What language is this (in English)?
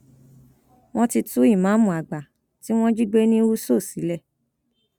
Yoruba